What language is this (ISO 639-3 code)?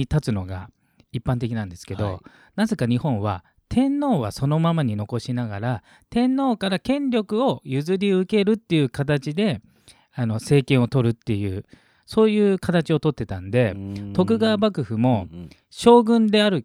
jpn